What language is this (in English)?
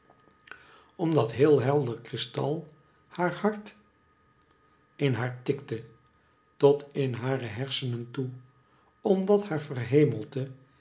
Dutch